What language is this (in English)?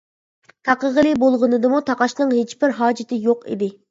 Uyghur